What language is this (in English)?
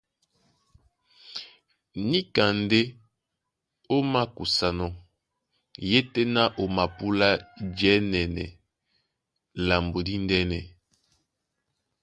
Duala